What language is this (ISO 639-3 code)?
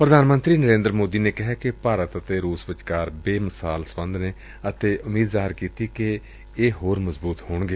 pan